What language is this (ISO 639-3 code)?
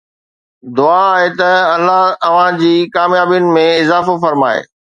snd